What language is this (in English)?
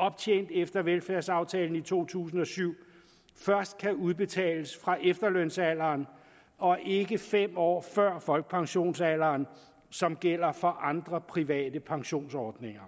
Danish